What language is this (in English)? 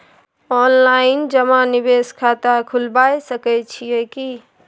Maithili